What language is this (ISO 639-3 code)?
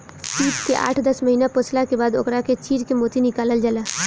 bho